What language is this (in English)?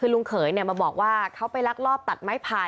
Thai